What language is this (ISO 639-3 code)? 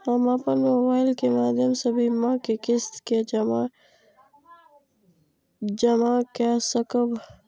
mai